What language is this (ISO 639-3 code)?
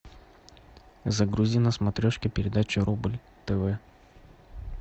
rus